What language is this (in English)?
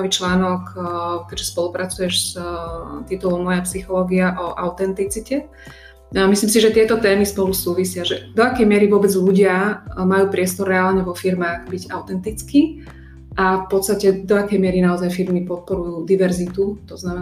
Slovak